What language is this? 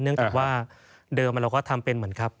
Thai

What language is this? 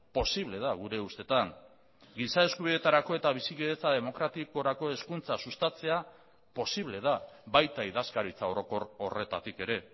Basque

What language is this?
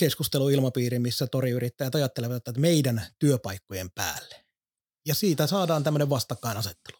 Finnish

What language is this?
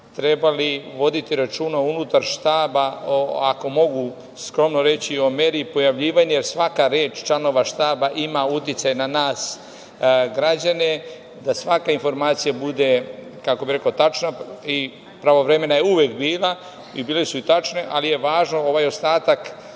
Serbian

